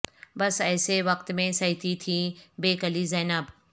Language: Urdu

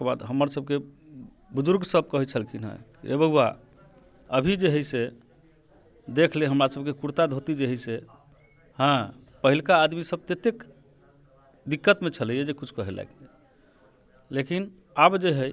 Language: Maithili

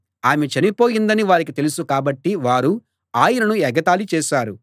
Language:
Telugu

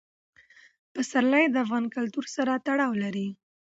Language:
Pashto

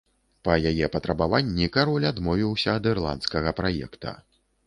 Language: Belarusian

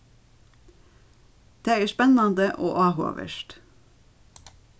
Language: Faroese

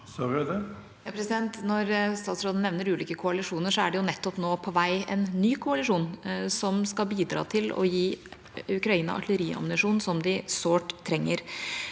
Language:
Norwegian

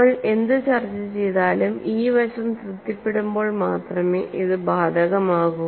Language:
Malayalam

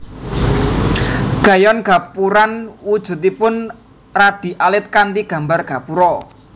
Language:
Javanese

